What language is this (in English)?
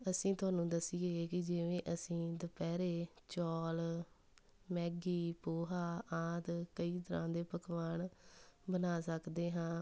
Punjabi